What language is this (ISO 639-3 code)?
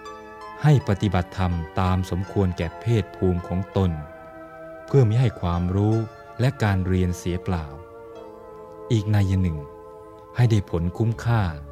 tha